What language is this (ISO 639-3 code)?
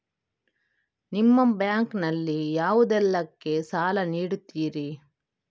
kan